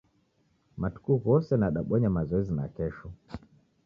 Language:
Taita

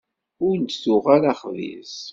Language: Kabyle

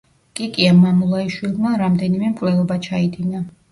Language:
Georgian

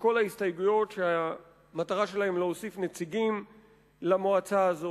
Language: Hebrew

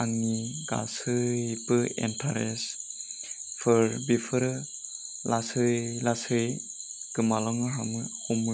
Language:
Bodo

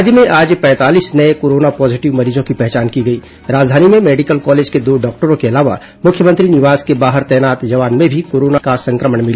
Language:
Hindi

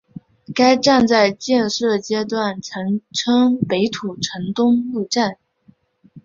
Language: Chinese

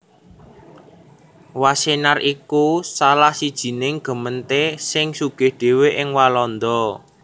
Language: Javanese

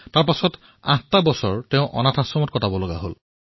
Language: Assamese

